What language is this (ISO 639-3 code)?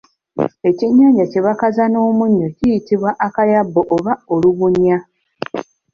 lug